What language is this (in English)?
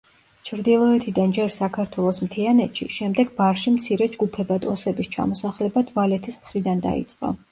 Georgian